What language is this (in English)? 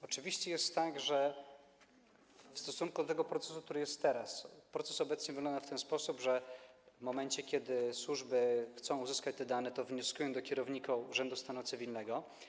Polish